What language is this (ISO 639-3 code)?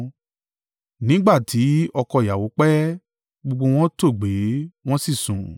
yor